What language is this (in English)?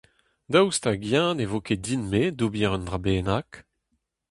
Breton